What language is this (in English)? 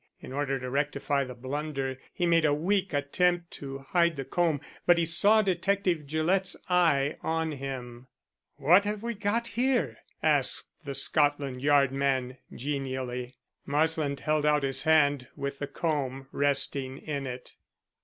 English